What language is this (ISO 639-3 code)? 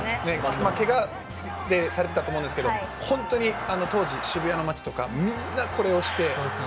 jpn